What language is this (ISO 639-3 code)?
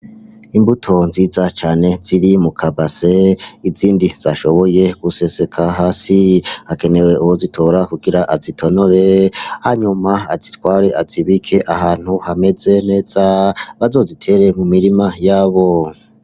run